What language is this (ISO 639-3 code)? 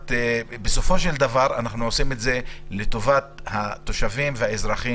heb